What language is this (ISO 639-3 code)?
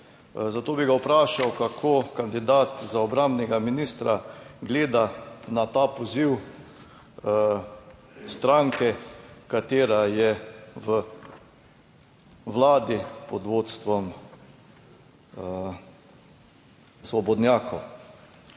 slv